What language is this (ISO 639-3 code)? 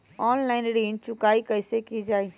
mag